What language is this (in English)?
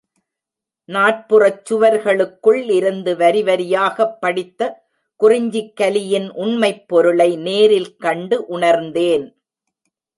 Tamil